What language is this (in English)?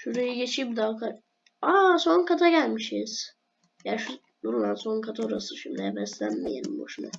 Turkish